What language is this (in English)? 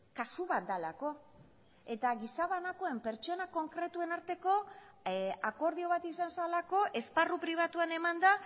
Basque